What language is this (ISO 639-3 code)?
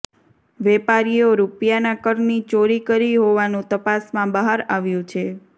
guj